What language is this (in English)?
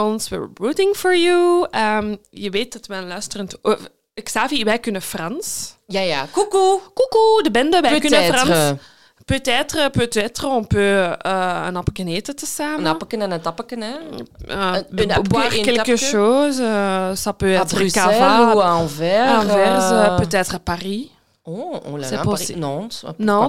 Dutch